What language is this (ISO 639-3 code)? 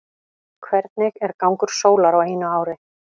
isl